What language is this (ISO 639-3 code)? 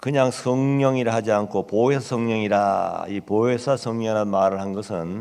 kor